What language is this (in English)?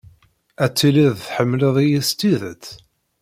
Kabyle